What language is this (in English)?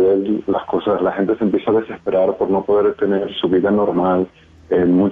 Spanish